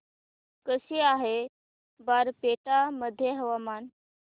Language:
Marathi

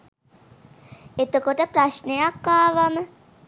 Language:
Sinhala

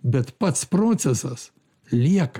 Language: Lithuanian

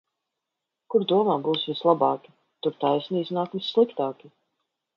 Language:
Latvian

